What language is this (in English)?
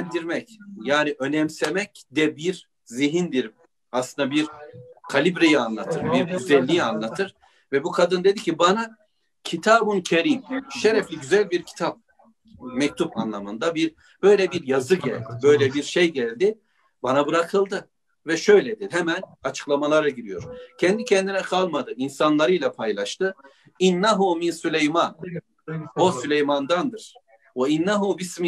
Turkish